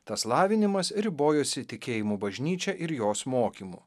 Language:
Lithuanian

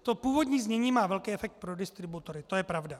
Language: Czech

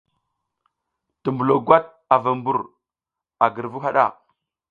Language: South Giziga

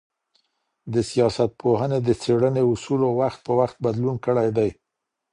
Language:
Pashto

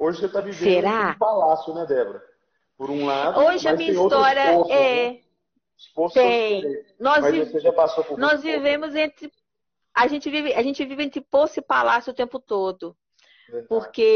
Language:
Portuguese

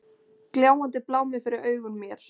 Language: Icelandic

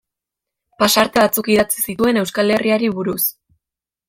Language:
Basque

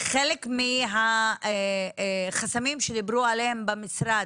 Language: Hebrew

